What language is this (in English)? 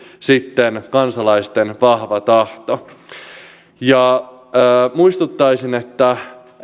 Finnish